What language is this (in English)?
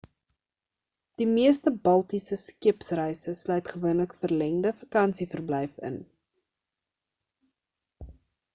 Afrikaans